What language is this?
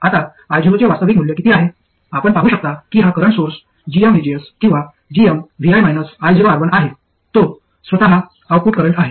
Marathi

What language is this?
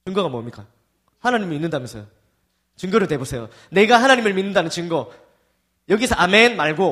Korean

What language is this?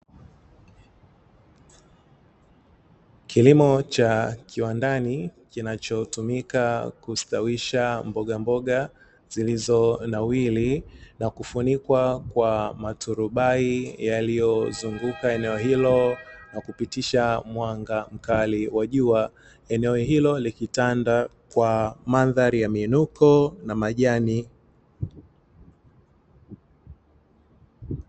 Swahili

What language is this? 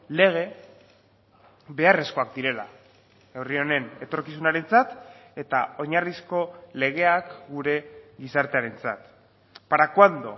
Basque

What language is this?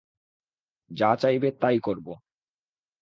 Bangla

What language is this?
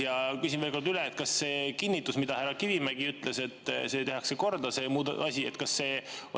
Estonian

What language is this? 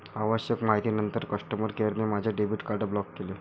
Marathi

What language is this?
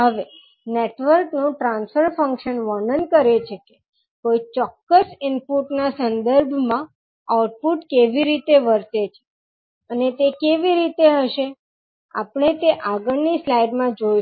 Gujarati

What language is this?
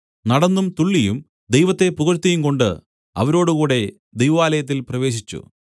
Malayalam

